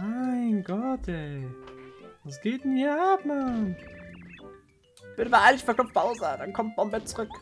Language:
German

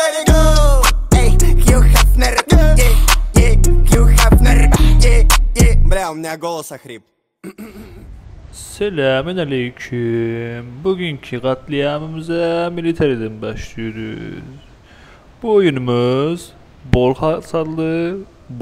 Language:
Turkish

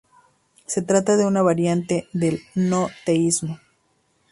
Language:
Spanish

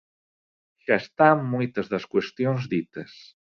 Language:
Galician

